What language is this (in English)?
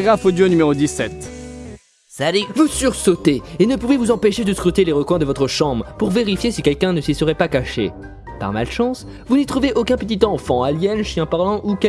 French